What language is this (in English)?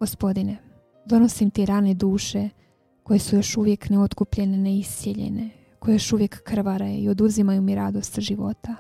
Croatian